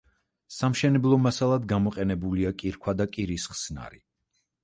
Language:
Georgian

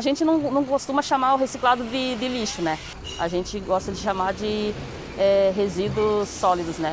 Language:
Portuguese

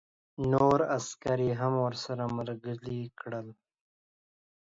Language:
Pashto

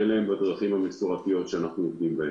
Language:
Hebrew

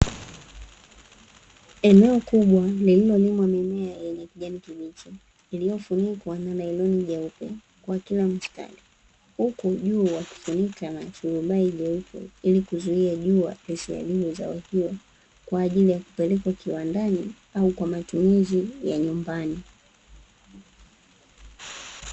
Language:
Swahili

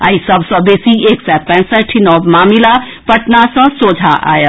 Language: Maithili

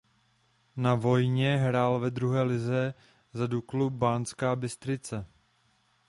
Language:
Czech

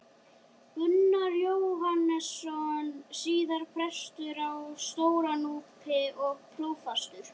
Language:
Icelandic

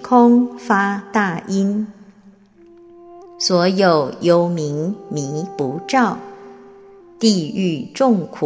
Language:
Chinese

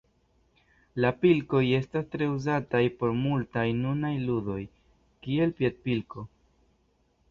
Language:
Esperanto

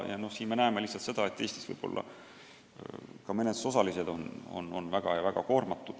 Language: Estonian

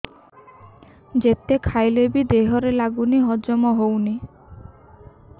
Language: Odia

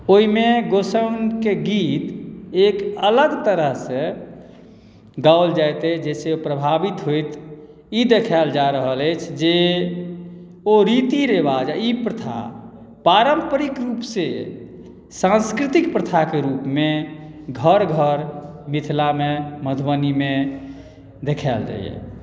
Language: Maithili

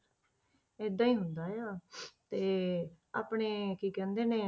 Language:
Punjabi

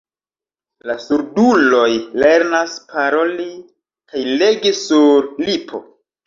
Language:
Esperanto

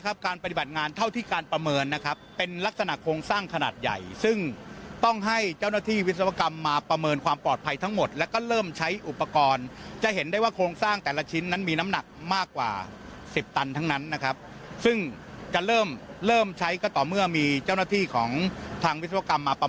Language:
Thai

